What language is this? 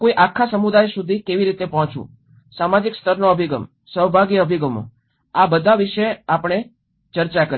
Gujarati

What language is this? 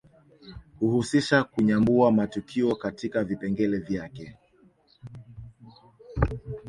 Swahili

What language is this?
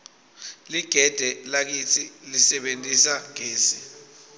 Swati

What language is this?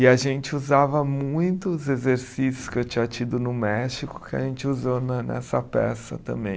Portuguese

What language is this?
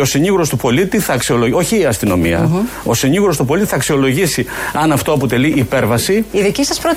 Greek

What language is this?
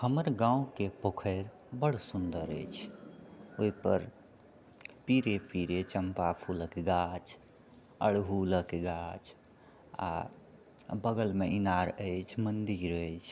Maithili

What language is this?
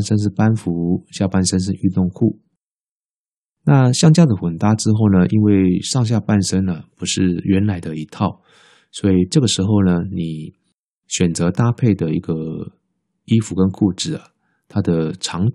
Chinese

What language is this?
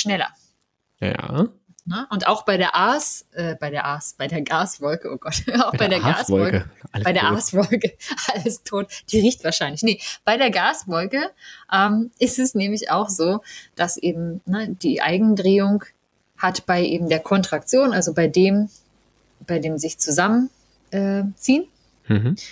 German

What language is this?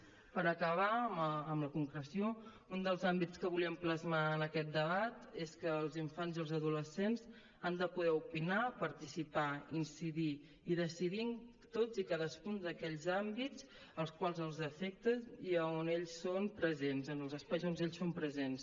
Catalan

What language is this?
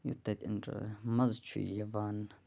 Kashmiri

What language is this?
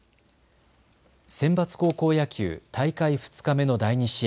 Japanese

